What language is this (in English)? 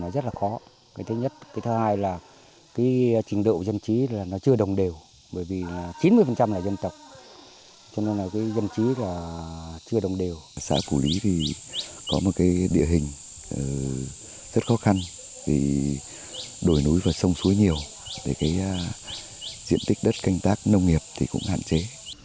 Vietnamese